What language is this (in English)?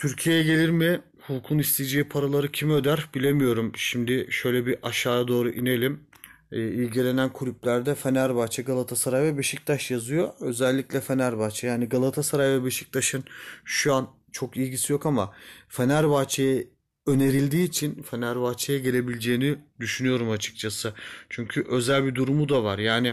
Turkish